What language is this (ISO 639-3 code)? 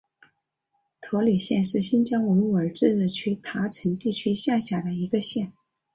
zho